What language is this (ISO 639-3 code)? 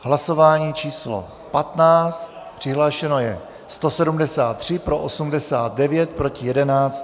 ces